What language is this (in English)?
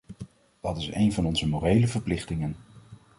Dutch